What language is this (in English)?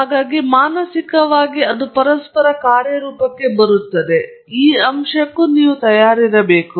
Kannada